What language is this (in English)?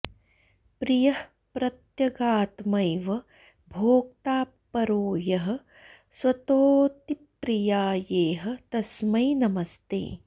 Sanskrit